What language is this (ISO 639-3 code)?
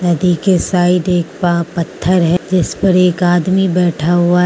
hin